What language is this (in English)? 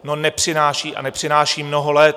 Czech